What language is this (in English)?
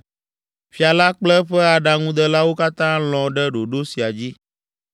Ewe